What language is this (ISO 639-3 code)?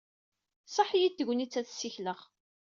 kab